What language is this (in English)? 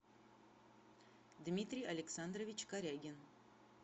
Russian